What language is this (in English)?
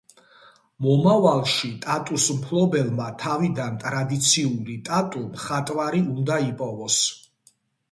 Georgian